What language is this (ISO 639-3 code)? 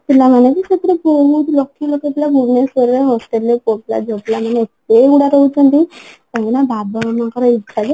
ori